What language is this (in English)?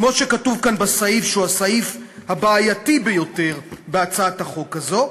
Hebrew